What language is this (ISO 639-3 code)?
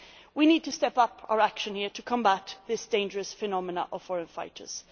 eng